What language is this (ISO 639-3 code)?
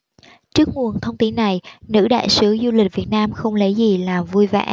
vie